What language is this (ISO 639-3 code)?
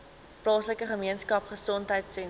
afr